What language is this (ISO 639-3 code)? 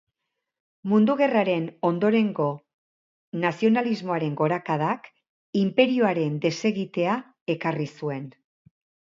eus